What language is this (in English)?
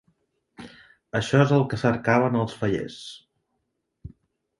Catalan